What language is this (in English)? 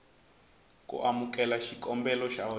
Tsonga